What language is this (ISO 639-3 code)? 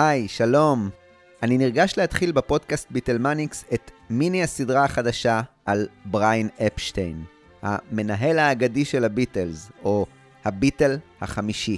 heb